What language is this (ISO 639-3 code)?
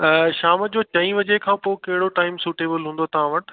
snd